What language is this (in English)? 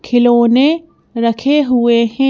Hindi